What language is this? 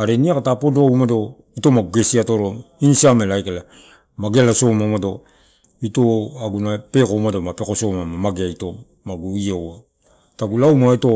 Torau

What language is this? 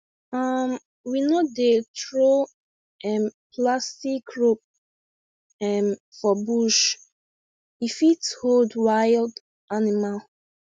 Nigerian Pidgin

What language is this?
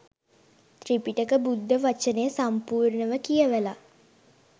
Sinhala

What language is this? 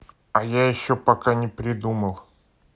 Russian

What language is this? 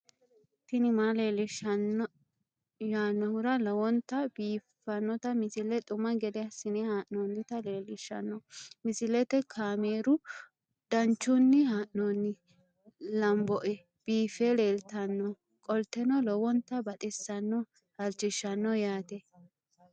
Sidamo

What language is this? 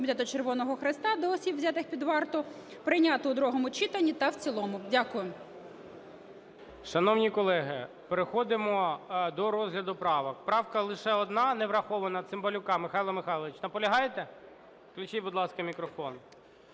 Ukrainian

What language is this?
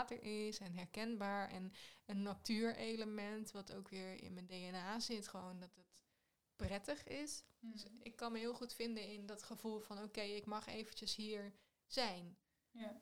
Dutch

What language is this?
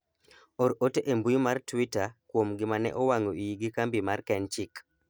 Luo (Kenya and Tanzania)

